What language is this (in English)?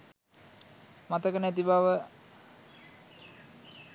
Sinhala